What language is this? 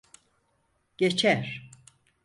Turkish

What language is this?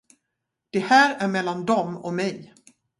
Swedish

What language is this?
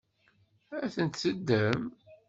Kabyle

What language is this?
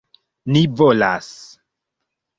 Esperanto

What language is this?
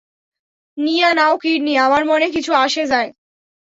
Bangla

